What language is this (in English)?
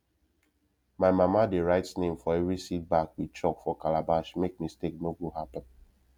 Nigerian Pidgin